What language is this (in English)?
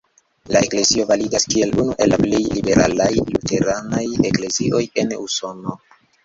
Esperanto